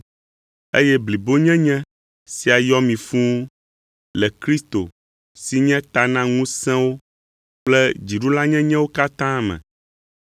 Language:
Ewe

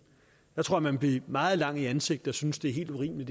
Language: Danish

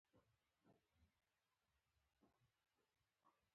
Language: Pashto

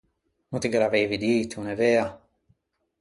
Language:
Ligurian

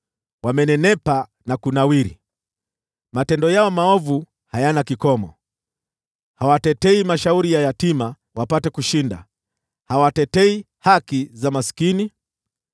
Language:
Swahili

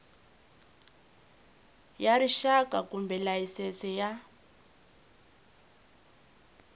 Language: Tsonga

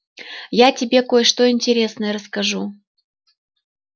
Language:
Russian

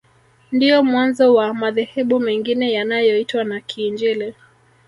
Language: Swahili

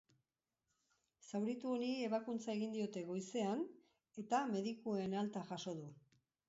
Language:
Basque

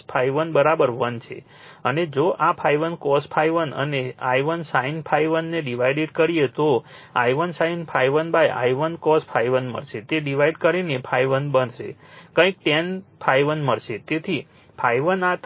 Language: Gujarati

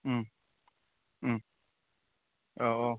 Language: Bodo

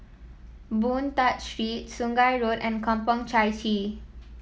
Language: English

